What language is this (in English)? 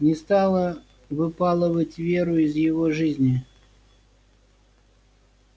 Russian